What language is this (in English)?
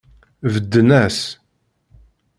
Kabyle